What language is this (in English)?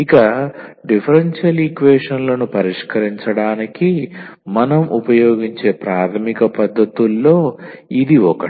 Telugu